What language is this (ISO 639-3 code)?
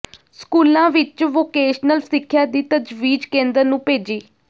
pan